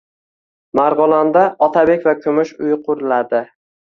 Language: Uzbek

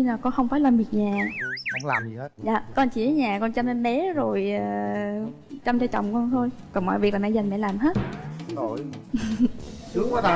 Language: Vietnamese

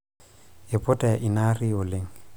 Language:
Masai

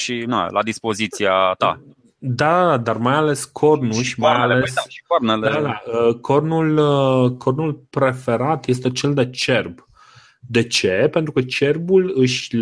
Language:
Romanian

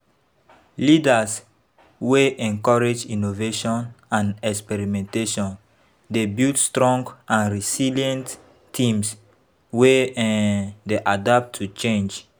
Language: Nigerian Pidgin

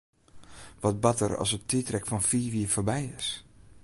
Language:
Western Frisian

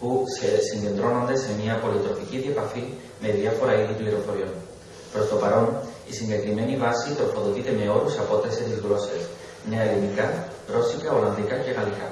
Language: Greek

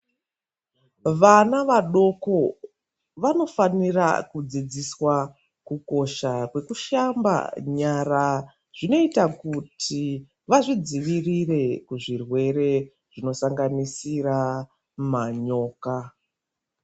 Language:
Ndau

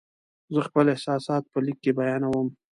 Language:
Pashto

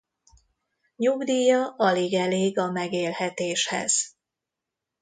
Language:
Hungarian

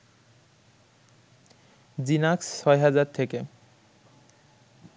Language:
Bangla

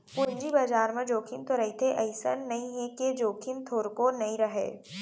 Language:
Chhattisgarhi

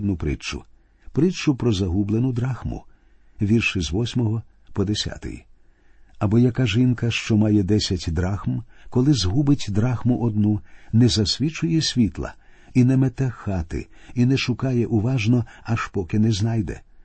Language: Ukrainian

